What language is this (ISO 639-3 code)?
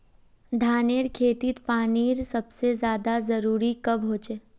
mag